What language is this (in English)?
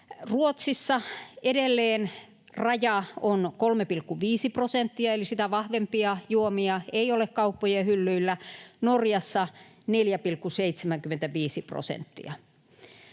Finnish